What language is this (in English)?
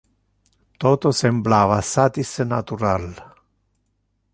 Interlingua